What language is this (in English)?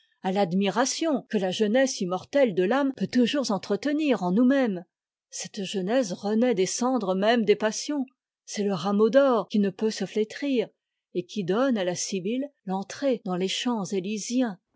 French